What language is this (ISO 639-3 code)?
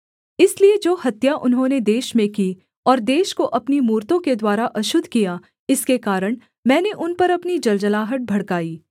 hin